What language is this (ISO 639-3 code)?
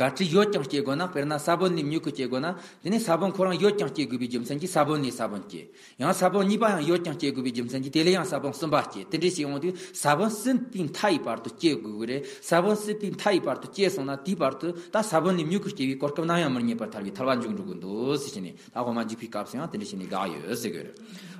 ron